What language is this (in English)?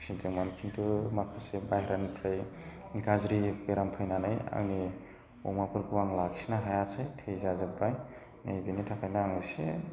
Bodo